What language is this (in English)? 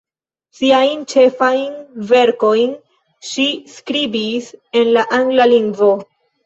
Esperanto